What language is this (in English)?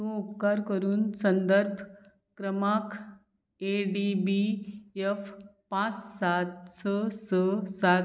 Konkani